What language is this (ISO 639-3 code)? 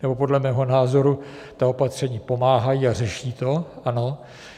ces